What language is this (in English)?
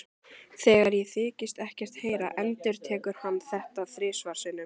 Icelandic